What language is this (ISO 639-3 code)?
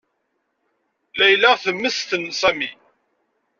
kab